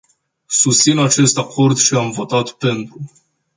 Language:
Romanian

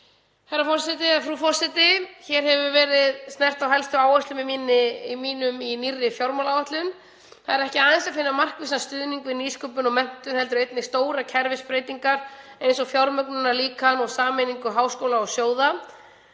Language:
Icelandic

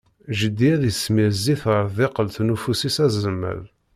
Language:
Kabyle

